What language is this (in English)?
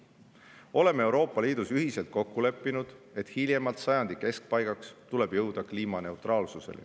Estonian